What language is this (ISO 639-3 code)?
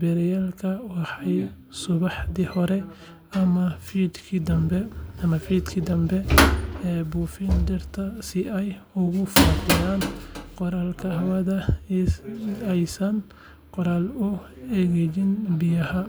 som